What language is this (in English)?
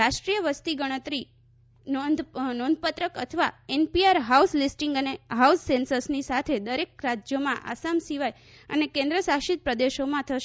Gujarati